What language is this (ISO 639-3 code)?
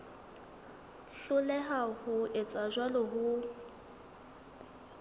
sot